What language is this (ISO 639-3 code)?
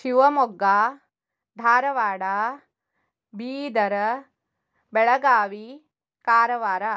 kan